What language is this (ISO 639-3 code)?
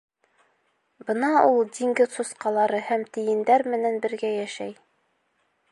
bak